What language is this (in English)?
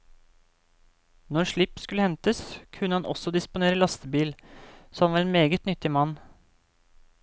Norwegian